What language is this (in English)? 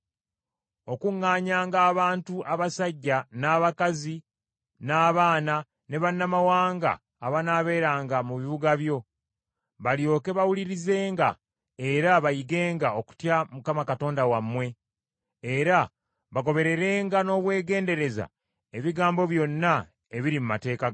Ganda